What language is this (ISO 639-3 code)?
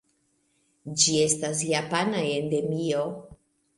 epo